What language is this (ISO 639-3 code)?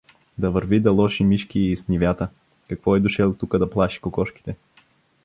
bul